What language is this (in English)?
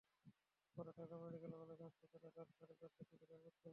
Bangla